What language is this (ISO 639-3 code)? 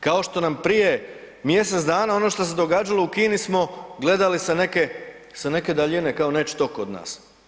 hrv